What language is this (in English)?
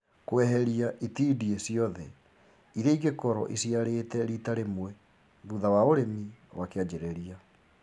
Kikuyu